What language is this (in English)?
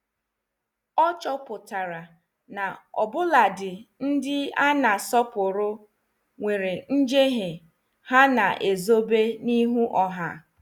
Igbo